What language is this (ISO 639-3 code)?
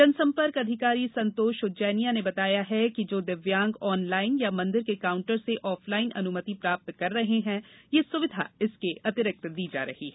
hin